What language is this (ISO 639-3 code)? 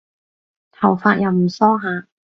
yue